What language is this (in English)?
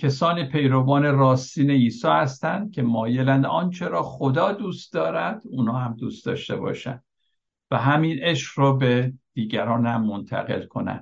Persian